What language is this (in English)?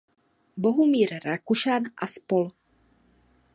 Czech